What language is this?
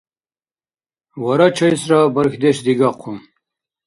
Dargwa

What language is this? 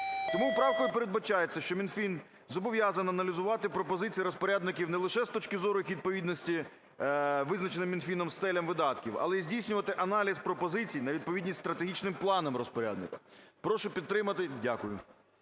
Ukrainian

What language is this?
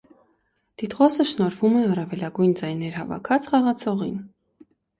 Armenian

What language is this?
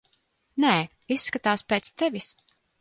Latvian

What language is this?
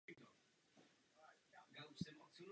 Czech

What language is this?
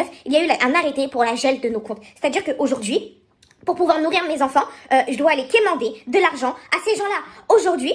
French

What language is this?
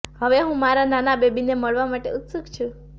Gujarati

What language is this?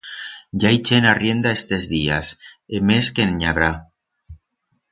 Aragonese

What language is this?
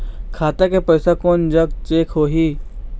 Chhattisgarhi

